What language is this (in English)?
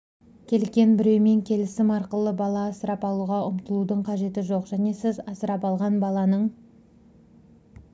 Kazakh